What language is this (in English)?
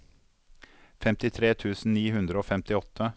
Norwegian